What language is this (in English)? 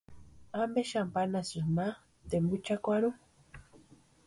Western Highland Purepecha